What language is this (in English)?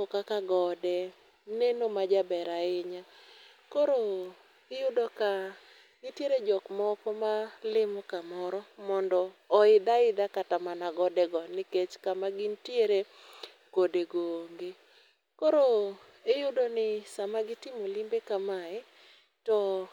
Luo (Kenya and Tanzania)